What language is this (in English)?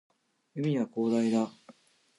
Japanese